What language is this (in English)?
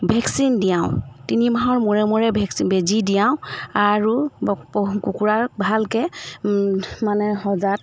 Assamese